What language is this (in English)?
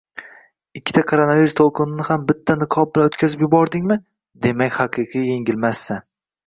Uzbek